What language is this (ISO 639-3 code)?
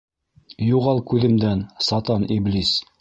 bak